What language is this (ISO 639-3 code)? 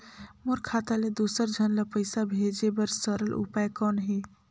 hne